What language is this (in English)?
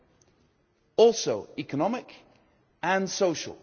English